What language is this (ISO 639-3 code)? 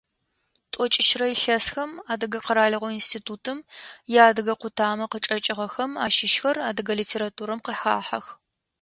ady